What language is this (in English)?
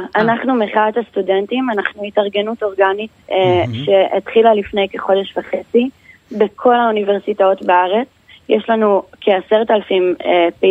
Hebrew